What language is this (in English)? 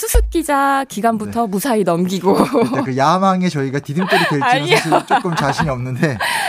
Korean